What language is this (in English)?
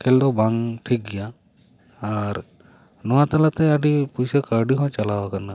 Santali